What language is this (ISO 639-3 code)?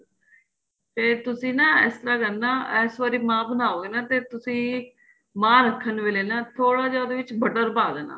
pan